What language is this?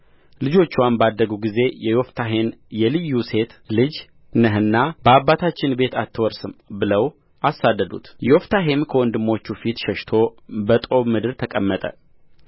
Amharic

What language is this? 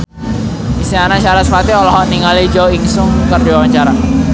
Sundanese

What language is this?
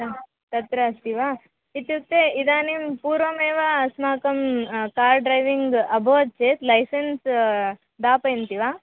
Sanskrit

